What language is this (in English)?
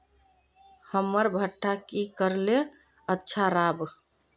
Magahi